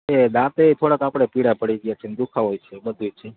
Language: Gujarati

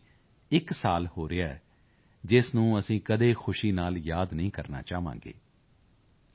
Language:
Punjabi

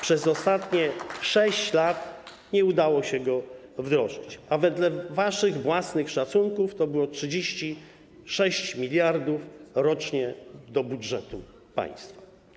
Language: Polish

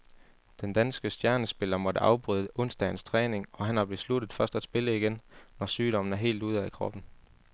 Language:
Danish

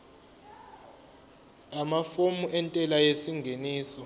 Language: Zulu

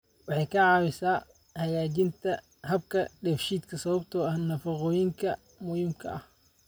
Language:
Somali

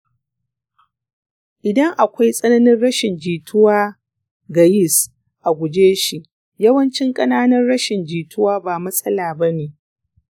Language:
Hausa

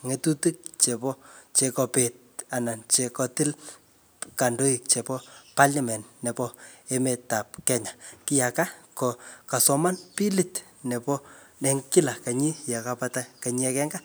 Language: Kalenjin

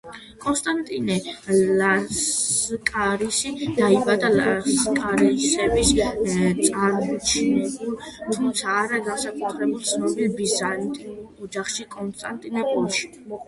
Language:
Georgian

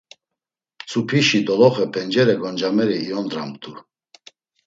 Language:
Laz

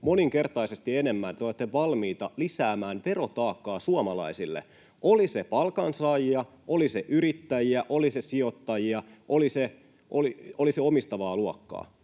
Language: Finnish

